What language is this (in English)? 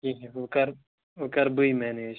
Kashmiri